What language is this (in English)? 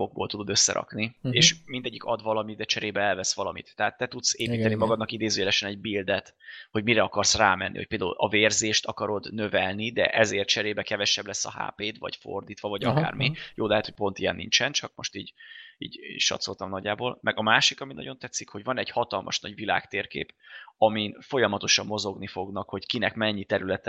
Hungarian